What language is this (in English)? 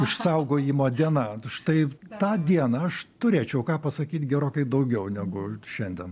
Lithuanian